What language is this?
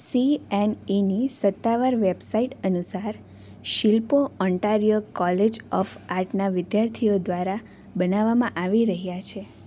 Gujarati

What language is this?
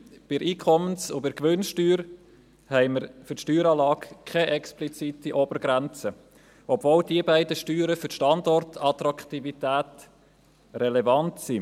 Swiss German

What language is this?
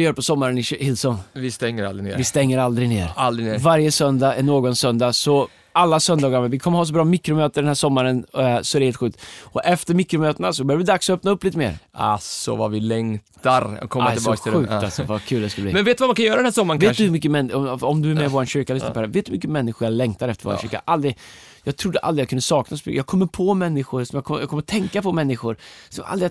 Swedish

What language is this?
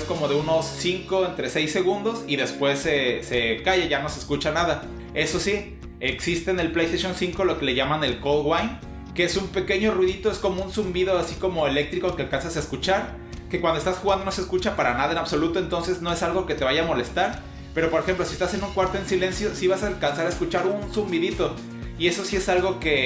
Spanish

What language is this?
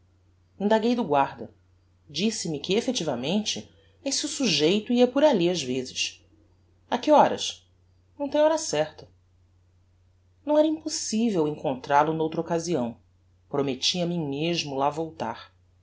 Portuguese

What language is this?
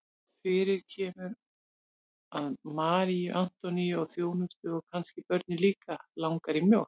Icelandic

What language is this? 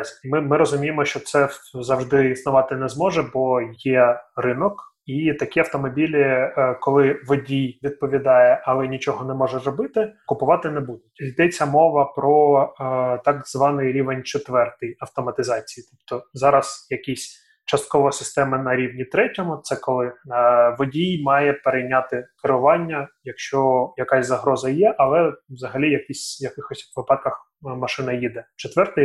Ukrainian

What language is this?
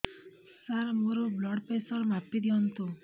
Odia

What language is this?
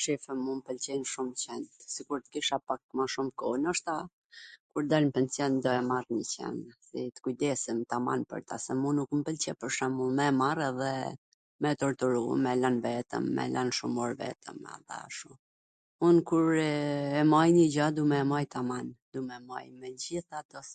Gheg Albanian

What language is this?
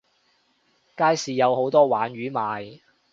Cantonese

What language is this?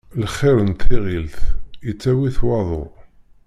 Kabyle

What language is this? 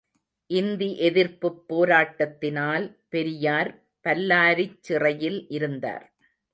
Tamil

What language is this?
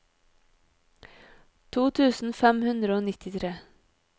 Norwegian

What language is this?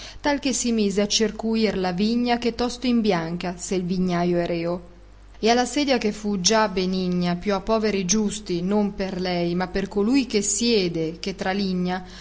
Italian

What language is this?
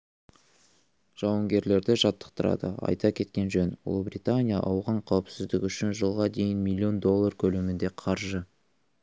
Kazakh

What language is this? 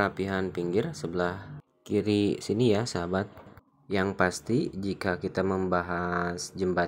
Indonesian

